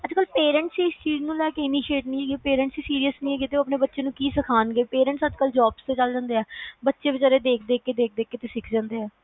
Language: Punjabi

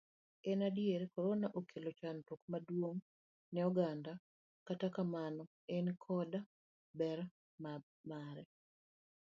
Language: Luo (Kenya and Tanzania)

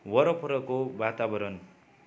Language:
Nepali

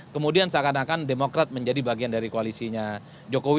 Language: Indonesian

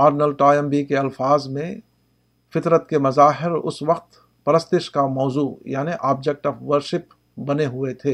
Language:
Urdu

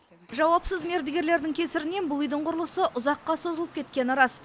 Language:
Kazakh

